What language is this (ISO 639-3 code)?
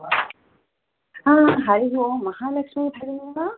san